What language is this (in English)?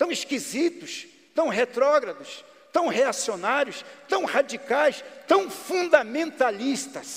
Portuguese